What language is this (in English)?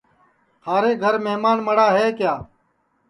Sansi